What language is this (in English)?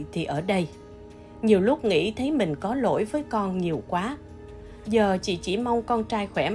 Vietnamese